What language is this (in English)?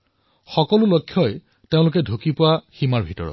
Assamese